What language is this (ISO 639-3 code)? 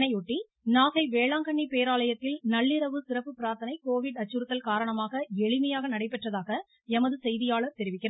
tam